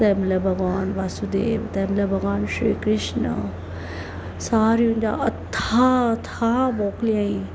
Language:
Sindhi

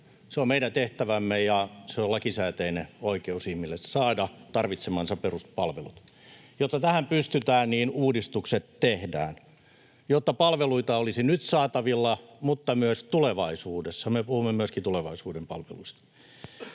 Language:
Finnish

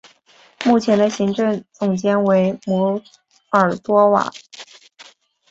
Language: Chinese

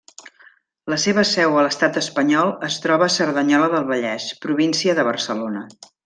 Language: Catalan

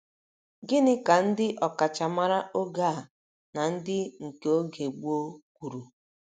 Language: Igbo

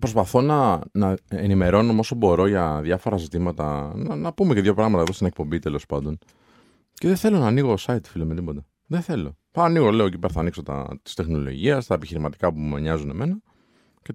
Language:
Greek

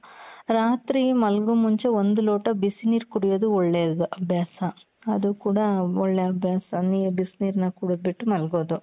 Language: Kannada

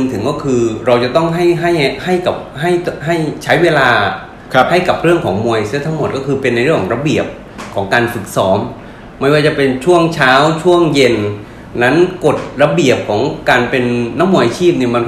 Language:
Thai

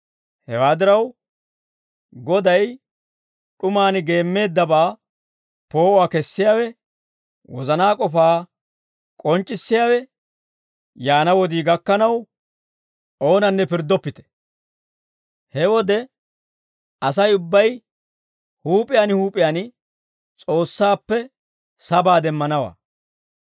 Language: Dawro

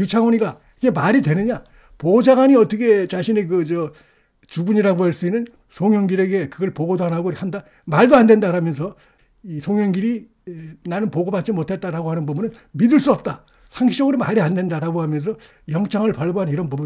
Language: Korean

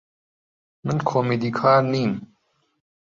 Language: Central Kurdish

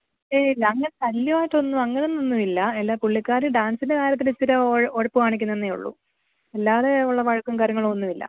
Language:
Malayalam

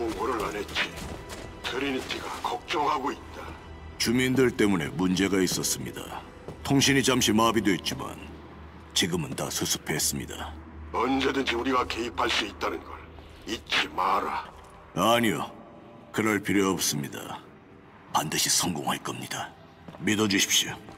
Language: Korean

